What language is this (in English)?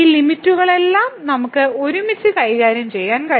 Malayalam